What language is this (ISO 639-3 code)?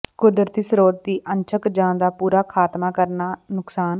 pan